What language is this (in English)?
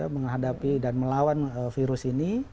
Indonesian